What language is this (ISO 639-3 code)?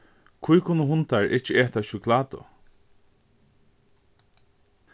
fao